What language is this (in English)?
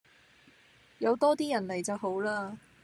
Cantonese